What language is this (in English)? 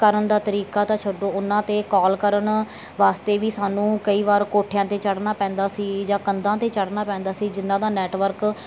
Punjabi